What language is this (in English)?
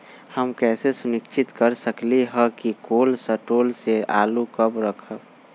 Magahi